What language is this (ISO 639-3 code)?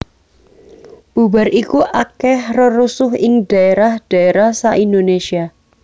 jav